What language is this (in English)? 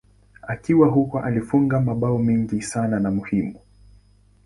Swahili